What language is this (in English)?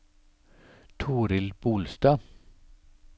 Norwegian